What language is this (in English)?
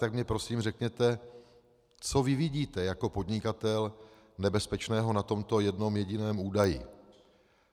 Czech